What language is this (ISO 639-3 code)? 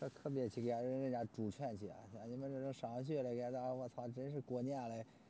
zho